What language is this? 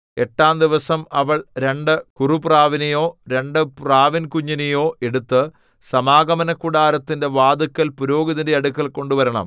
Malayalam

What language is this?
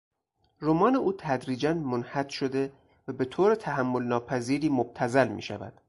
Persian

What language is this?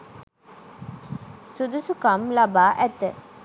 Sinhala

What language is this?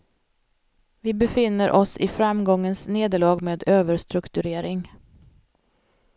Swedish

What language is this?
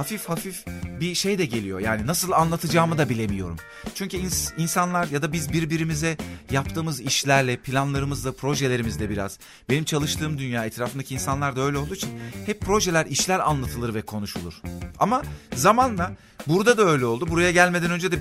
Turkish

